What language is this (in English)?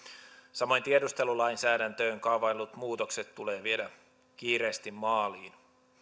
Finnish